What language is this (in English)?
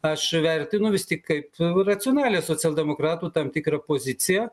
Lithuanian